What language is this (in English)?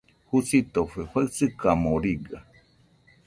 Nüpode Huitoto